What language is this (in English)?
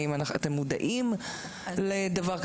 Hebrew